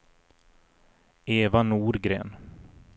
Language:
Swedish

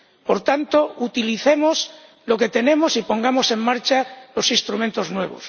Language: Spanish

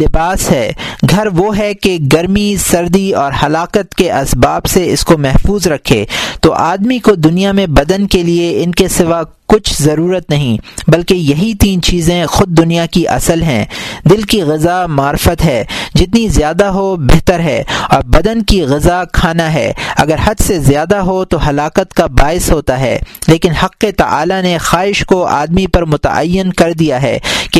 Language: Urdu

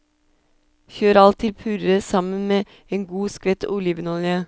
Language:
Norwegian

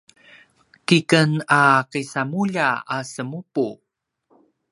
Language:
Paiwan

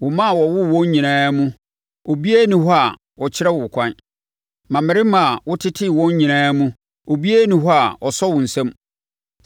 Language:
Akan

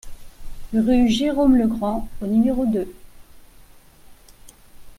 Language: French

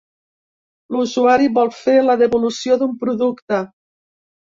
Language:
Catalan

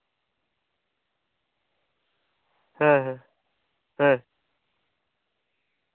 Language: Santali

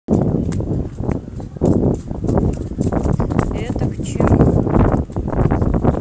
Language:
Russian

